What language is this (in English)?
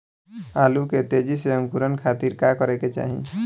Bhojpuri